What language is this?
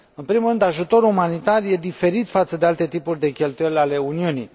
Romanian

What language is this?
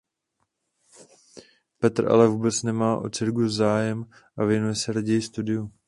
Czech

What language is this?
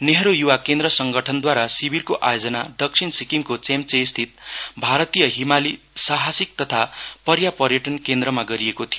Nepali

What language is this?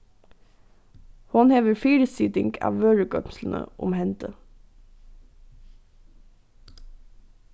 Faroese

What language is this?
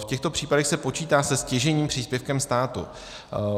Czech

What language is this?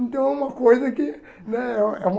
Portuguese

